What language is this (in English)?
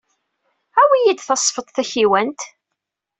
Kabyle